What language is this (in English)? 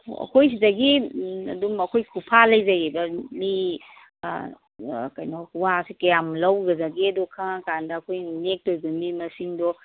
Manipuri